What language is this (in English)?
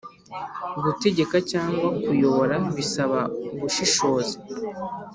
Kinyarwanda